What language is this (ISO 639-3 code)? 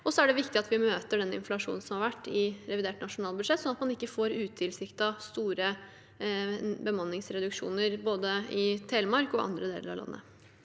nor